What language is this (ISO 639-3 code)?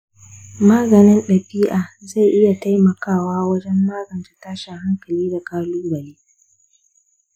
hau